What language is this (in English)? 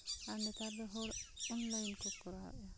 Santali